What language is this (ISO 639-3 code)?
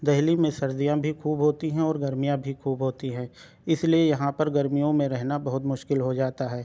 urd